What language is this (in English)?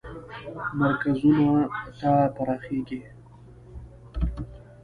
Pashto